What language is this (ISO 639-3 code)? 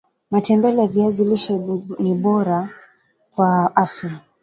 swa